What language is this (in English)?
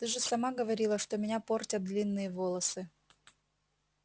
Russian